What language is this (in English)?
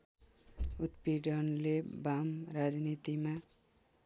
Nepali